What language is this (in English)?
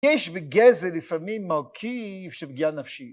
Hebrew